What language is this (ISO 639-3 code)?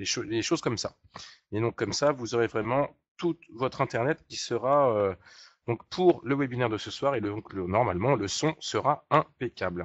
fra